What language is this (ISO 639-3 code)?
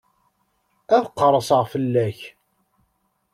kab